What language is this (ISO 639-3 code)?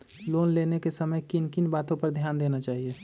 mag